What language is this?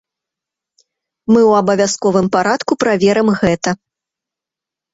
Belarusian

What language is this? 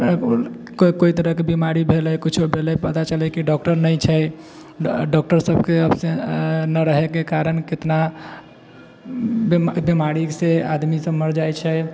Maithili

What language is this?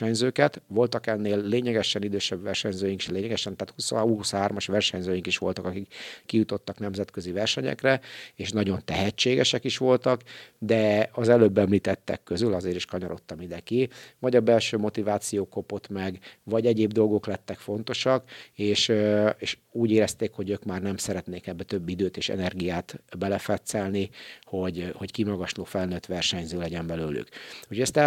Hungarian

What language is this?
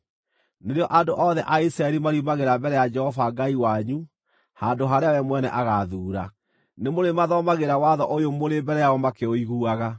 Kikuyu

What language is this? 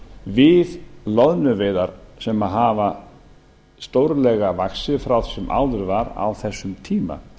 Icelandic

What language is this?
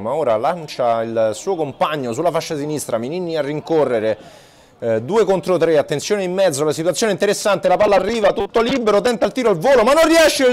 Italian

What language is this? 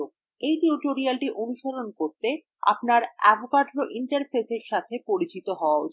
Bangla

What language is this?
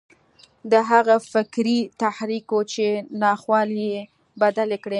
Pashto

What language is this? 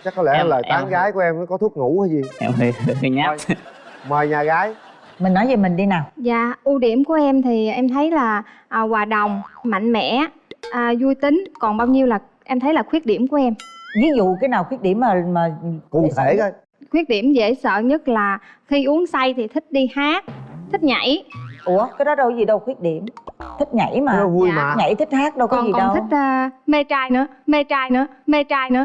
Vietnamese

